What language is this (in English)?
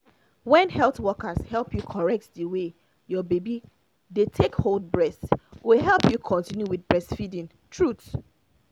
Nigerian Pidgin